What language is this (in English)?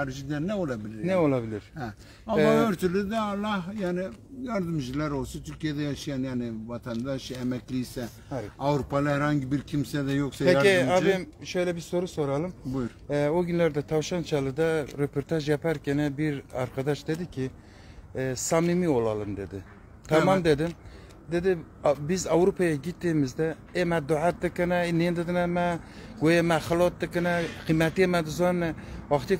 Turkish